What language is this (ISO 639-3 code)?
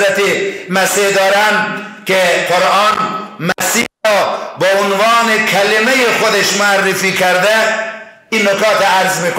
fas